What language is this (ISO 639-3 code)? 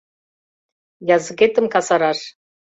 chm